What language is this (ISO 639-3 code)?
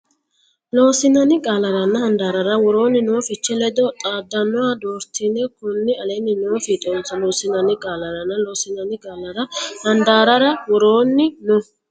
sid